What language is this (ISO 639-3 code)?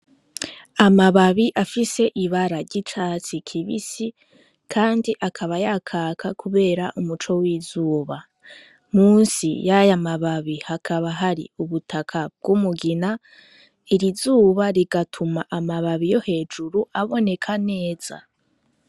run